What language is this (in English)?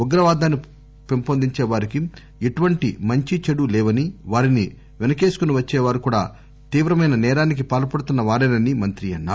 Telugu